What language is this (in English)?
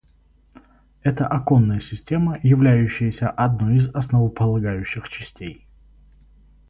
Russian